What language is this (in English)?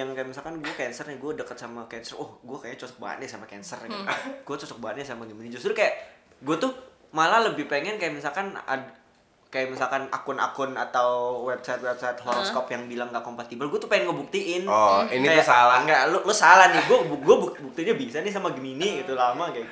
Indonesian